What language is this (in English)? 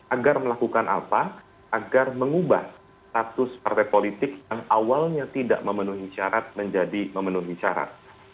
Indonesian